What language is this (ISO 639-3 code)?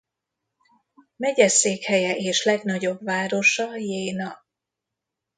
hun